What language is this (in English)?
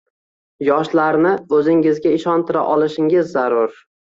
Uzbek